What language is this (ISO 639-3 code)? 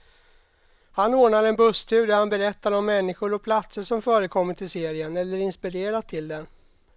swe